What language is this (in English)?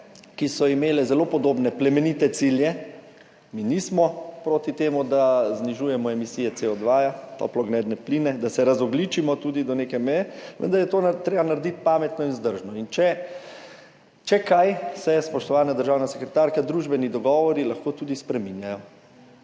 Slovenian